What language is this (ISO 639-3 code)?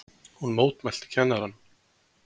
isl